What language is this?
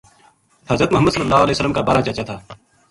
Gujari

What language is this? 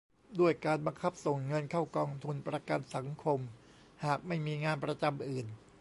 Thai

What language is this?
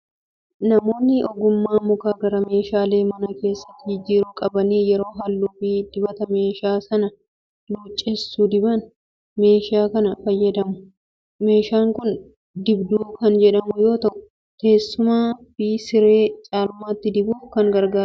Oromo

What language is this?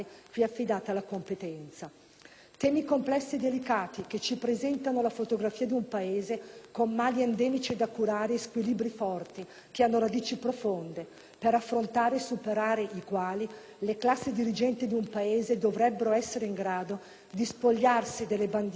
Italian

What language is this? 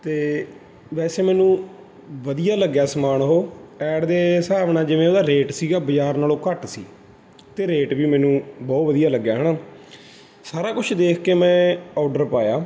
Punjabi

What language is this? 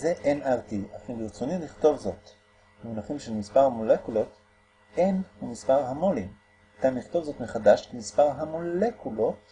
Hebrew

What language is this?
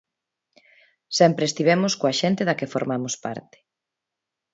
Galician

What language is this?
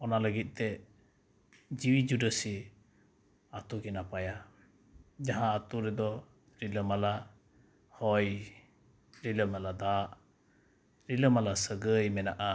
Santali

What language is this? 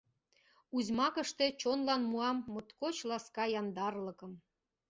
Mari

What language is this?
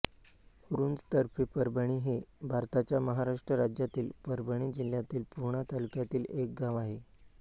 Marathi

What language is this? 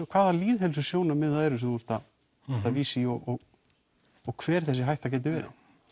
Icelandic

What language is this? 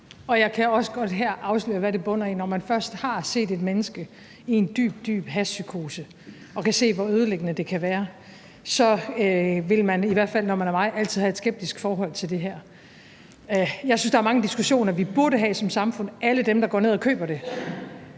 Danish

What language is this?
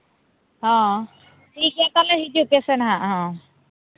Santali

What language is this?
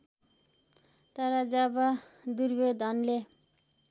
Nepali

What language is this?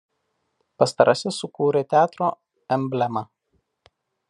Lithuanian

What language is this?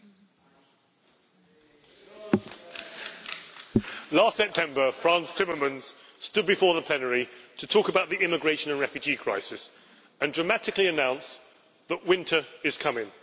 English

